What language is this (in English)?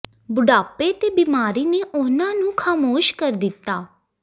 Punjabi